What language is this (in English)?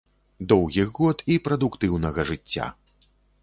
Belarusian